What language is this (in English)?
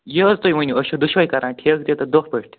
Kashmiri